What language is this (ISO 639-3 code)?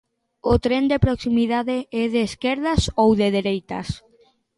glg